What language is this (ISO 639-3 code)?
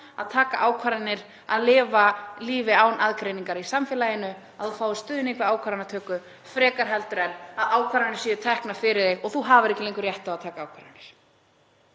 isl